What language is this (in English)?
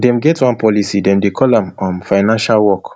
Nigerian Pidgin